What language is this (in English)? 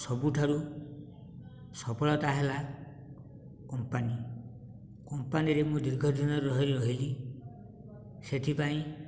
Odia